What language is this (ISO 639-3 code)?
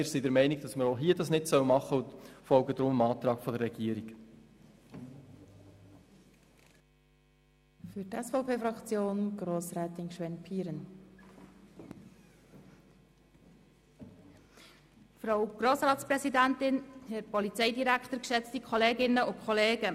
gsw